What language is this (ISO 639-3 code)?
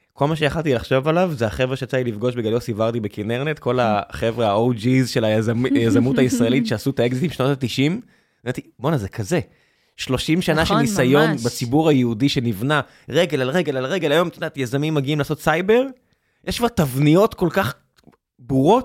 heb